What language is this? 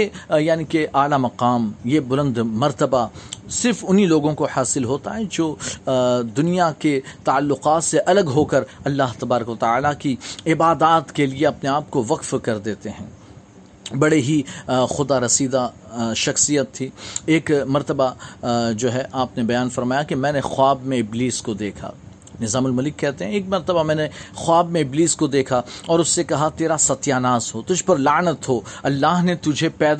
Urdu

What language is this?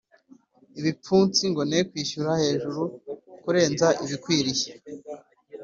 Kinyarwanda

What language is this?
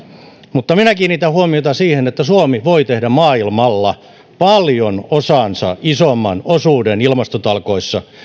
Finnish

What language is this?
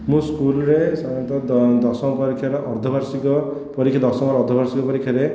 Odia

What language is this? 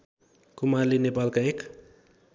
Nepali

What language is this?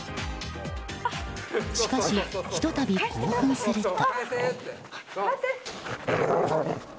Japanese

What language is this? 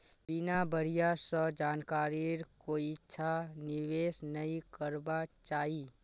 Magahi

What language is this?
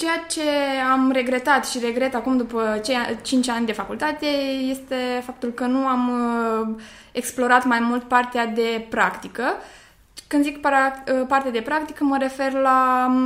Romanian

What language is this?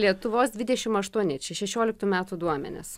Lithuanian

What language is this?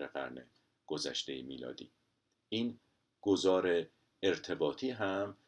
Persian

